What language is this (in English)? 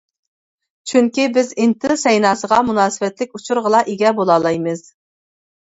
Uyghur